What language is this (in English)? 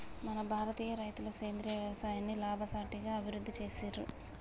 Telugu